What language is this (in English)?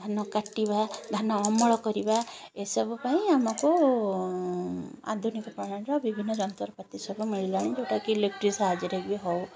Odia